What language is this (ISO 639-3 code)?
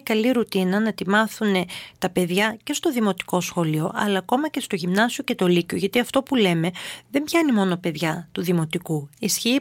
ell